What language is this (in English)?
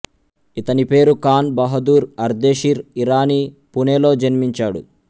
Telugu